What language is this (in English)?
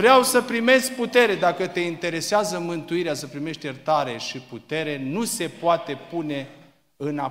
Romanian